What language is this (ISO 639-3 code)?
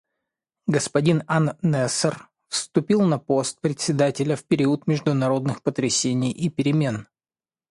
rus